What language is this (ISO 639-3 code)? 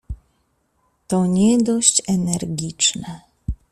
pol